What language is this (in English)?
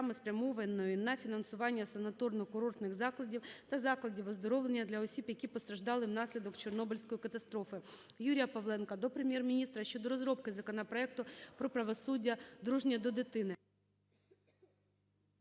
Ukrainian